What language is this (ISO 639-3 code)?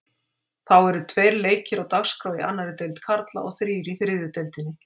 isl